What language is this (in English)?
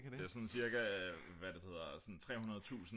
Danish